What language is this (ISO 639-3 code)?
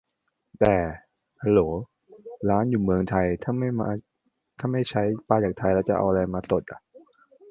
tha